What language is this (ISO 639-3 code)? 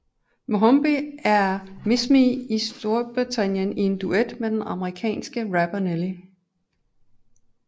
dan